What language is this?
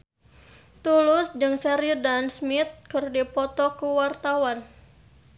Sundanese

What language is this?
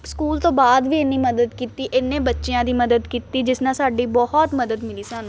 Punjabi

